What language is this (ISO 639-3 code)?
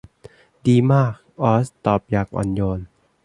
tha